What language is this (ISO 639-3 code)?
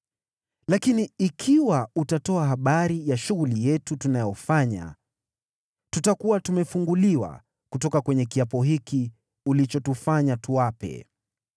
swa